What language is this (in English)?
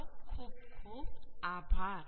Gujarati